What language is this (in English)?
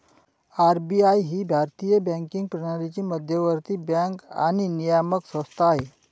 Marathi